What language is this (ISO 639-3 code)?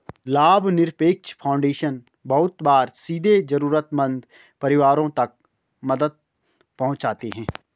hin